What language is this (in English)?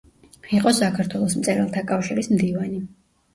Georgian